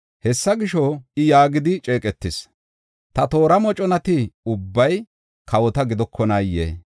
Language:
Gofa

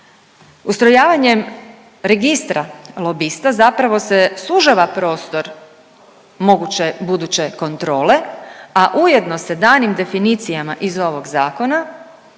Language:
Croatian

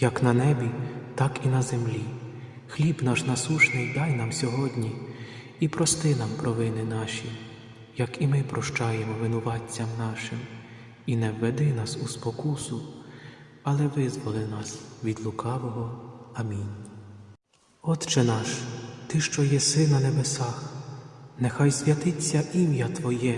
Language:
Ukrainian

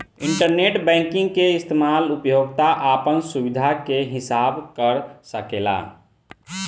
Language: Bhojpuri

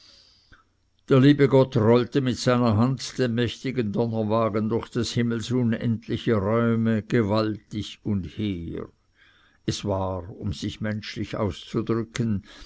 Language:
German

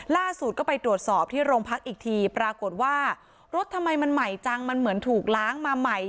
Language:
Thai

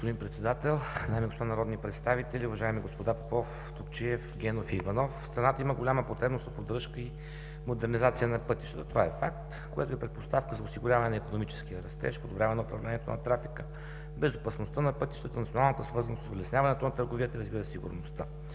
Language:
Bulgarian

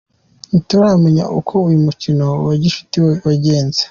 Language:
Kinyarwanda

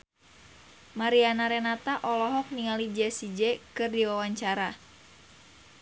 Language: Sundanese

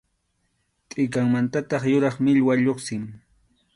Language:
Arequipa-La Unión Quechua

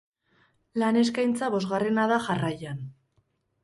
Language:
Basque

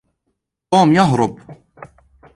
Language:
Arabic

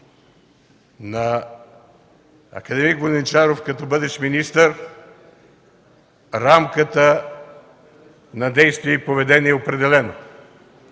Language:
Bulgarian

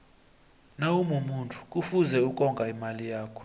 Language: South Ndebele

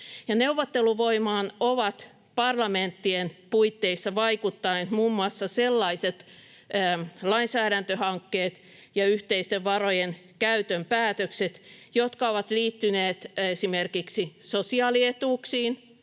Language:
Finnish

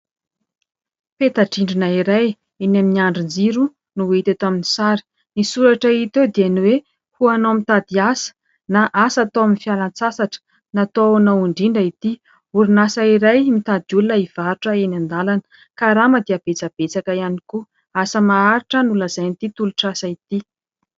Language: Malagasy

